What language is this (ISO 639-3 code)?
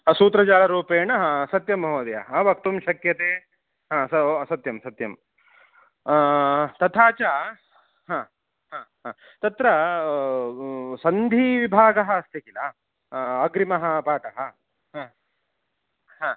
san